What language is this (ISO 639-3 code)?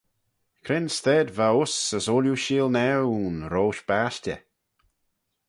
glv